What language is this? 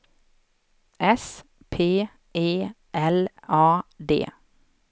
Swedish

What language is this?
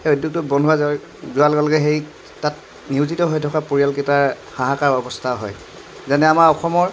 Assamese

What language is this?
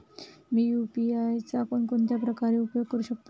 Marathi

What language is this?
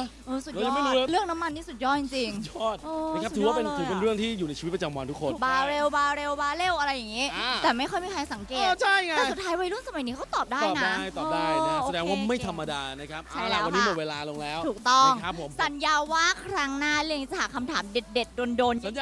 Thai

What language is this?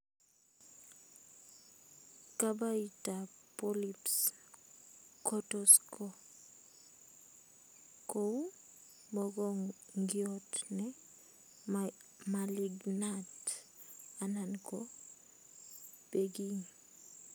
Kalenjin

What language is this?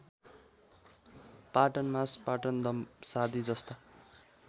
Nepali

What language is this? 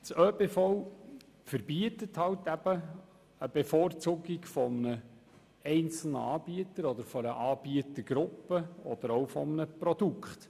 Swiss German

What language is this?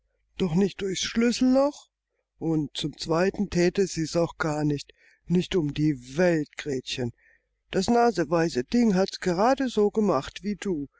German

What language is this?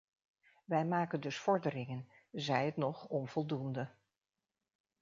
Dutch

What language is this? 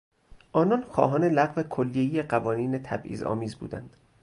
Persian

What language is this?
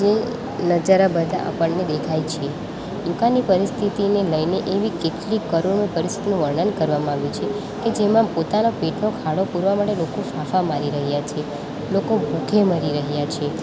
Gujarati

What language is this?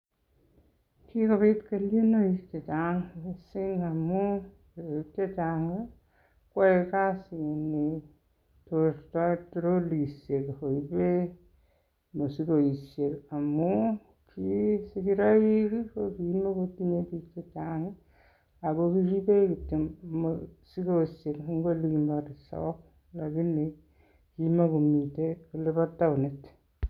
Kalenjin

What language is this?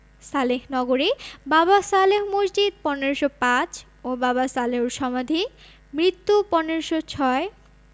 Bangla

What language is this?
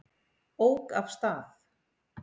Icelandic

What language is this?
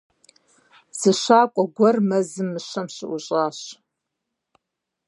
Kabardian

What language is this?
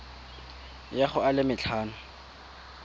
Tswana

